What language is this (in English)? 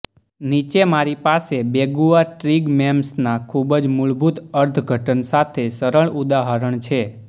Gujarati